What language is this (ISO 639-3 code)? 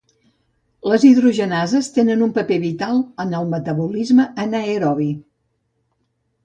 cat